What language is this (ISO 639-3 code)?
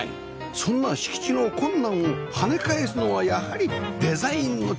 jpn